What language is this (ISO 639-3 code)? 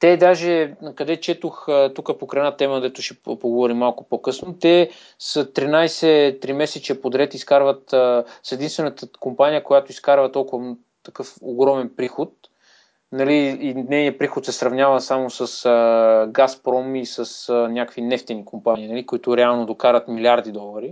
bul